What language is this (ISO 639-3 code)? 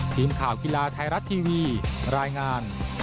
tha